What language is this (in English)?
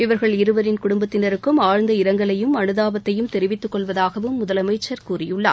Tamil